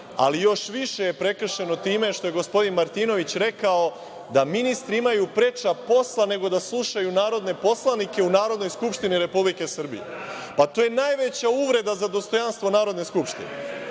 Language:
Serbian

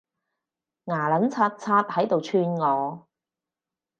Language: Cantonese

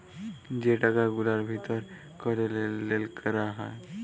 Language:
Bangla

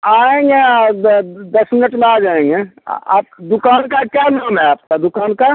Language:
Hindi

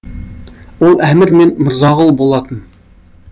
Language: Kazakh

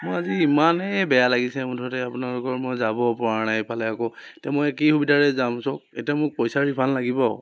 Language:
Assamese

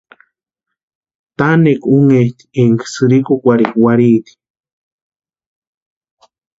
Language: Western Highland Purepecha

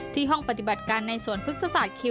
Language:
Thai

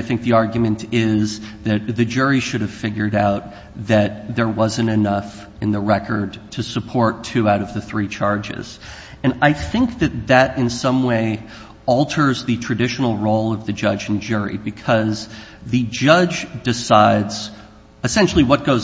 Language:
English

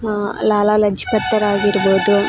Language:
Kannada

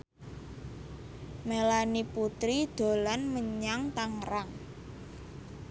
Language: Javanese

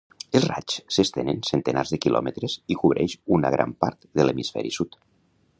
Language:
Catalan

